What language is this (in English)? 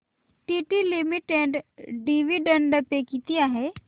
Marathi